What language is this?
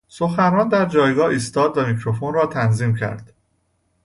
Persian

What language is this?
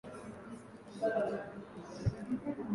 Swahili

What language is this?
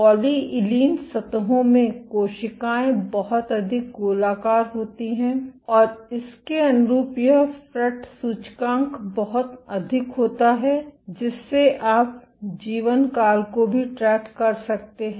Hindi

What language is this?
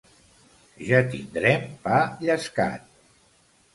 Catalan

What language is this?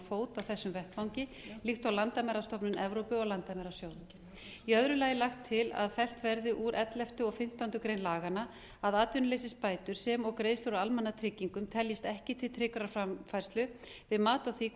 Icelandic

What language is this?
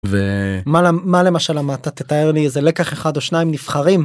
Hebrew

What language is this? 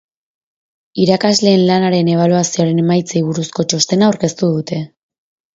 Basque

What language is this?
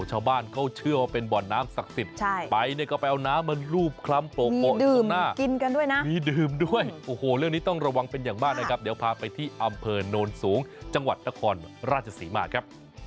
Thai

